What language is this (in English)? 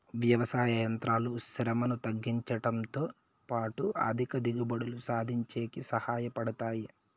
Telugu